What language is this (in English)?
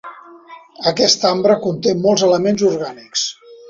Catalan